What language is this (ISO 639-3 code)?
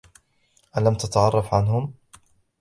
ara